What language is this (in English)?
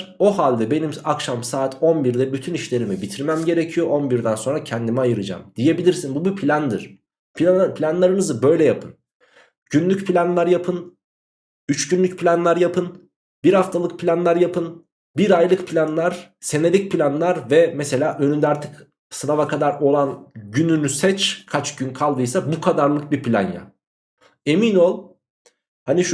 Turkish